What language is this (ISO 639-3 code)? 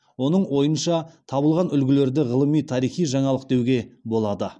kaz